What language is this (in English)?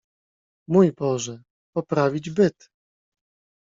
Polish